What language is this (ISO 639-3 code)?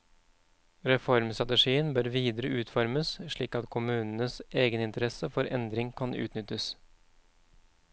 nor